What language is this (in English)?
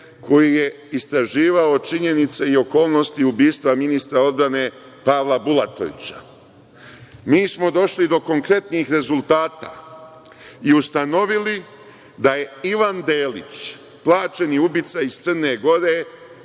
Serbian